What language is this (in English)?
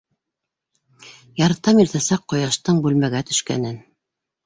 Bashkir